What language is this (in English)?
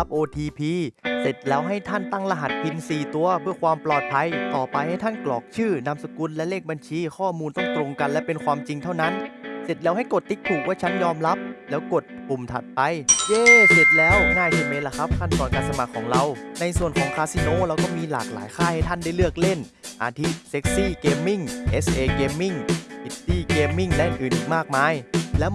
Thai